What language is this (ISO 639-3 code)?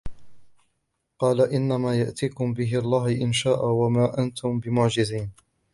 ara